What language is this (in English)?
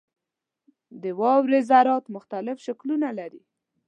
Pashto